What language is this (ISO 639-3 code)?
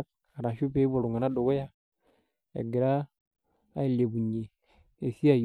mas